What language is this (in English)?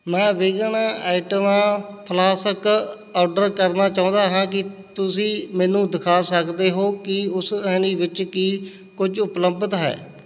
Punjabi